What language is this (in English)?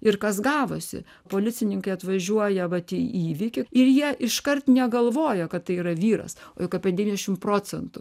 Lithuanian